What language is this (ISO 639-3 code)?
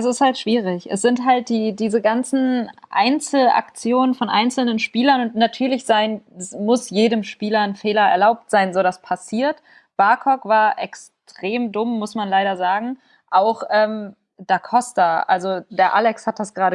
deu